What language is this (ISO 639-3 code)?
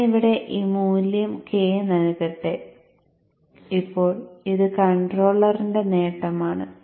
mal